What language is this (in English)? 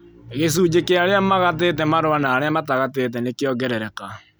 Kikuyu